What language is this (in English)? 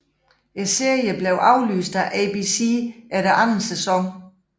Danish